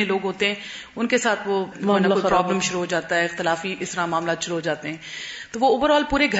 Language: Urdu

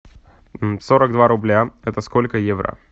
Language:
Russian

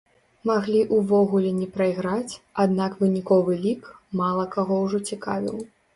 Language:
Belarusian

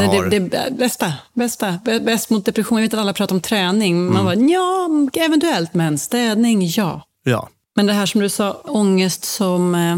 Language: Swedish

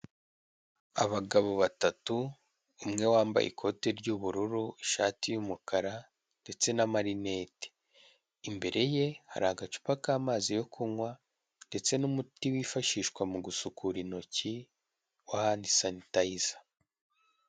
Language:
Kinyarwanda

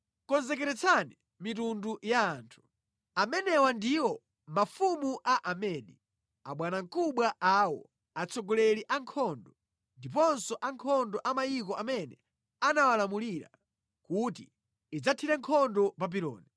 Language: Nyanja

